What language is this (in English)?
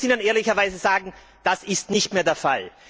German